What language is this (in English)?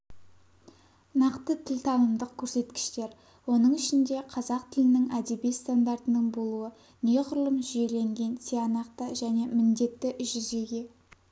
Kazakh